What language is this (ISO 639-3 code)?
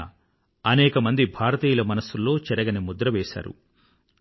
tel